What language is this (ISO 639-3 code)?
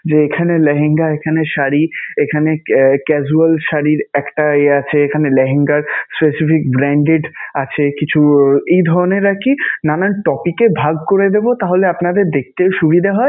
ben